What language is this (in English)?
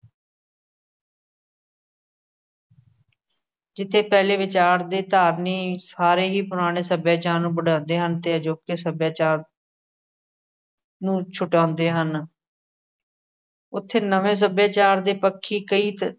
Punjabi